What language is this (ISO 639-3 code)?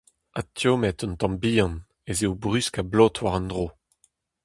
bre